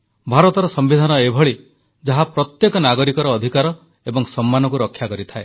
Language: Odia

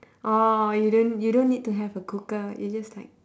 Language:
English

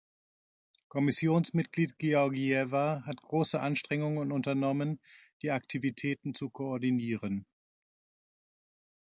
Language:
German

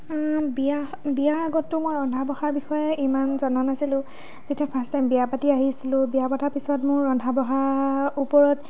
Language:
Assamese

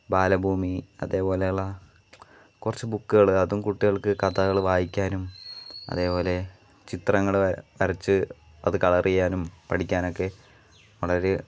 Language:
Malayalam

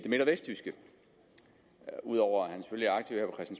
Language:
Danish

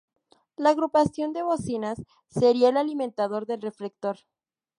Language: Spanish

